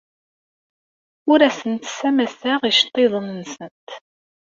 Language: Kabyle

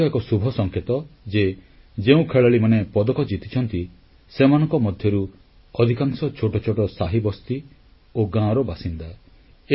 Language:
Odia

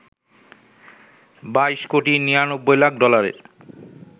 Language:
Bangla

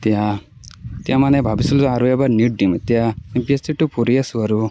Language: Assamese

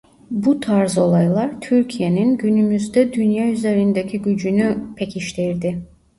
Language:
Turkish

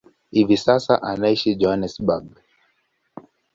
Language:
Swahili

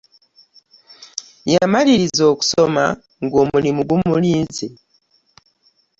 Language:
Ganda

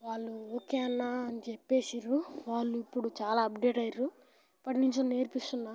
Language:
Telugu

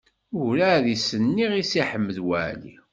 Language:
Kabyle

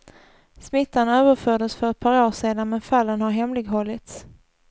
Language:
Swedish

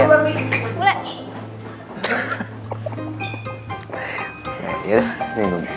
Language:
Indonesian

